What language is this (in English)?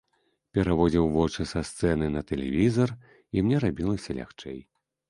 Belarusian